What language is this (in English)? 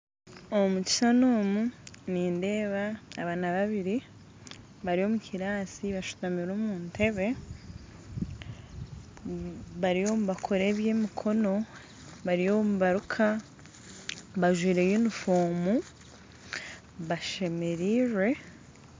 Nyankole